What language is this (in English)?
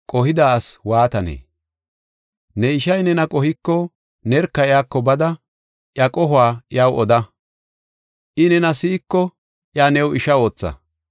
Gofa